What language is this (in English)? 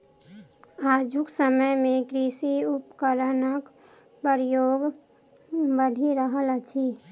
Maithili